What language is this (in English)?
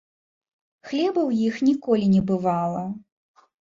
Belarusian